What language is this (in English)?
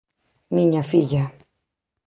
Galician